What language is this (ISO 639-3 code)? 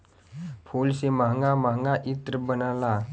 bho